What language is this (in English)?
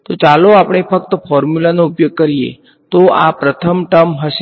Gujarati